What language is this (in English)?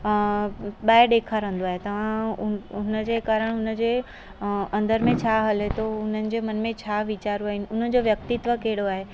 Sindhi